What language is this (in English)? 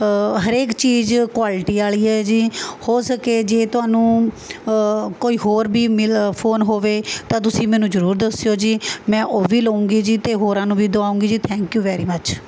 Punjabi